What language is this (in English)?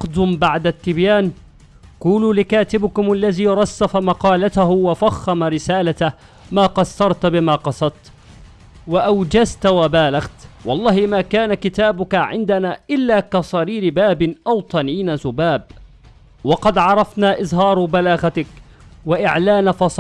Arabic